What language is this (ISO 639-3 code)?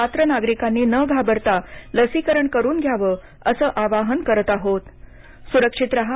mar